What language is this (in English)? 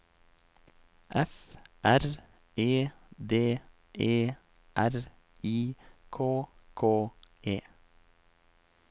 Norwegian